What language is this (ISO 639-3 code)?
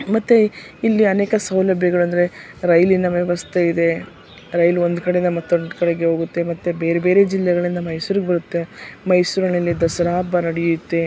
kan